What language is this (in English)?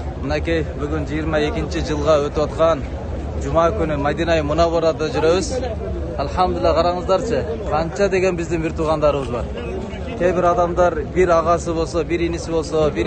Turkish